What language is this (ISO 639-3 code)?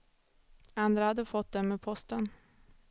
swe